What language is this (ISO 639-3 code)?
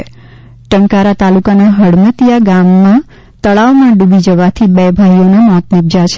guj